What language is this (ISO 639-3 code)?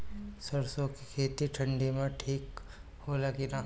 bho